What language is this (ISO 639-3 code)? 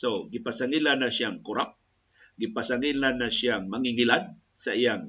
fil